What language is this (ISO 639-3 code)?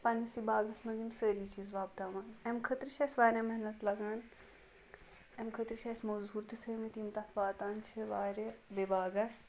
kas